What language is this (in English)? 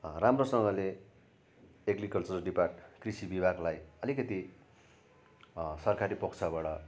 Nepali